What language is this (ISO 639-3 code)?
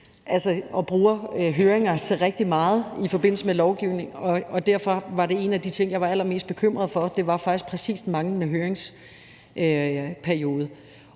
dan